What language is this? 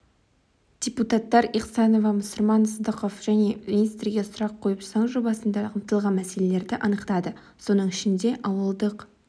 Kazakh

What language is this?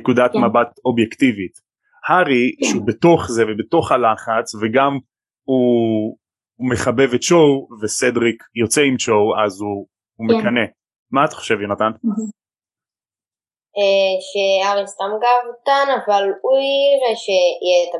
Hebrew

